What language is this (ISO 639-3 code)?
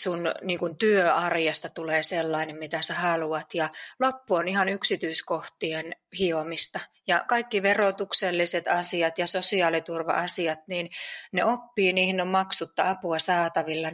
fin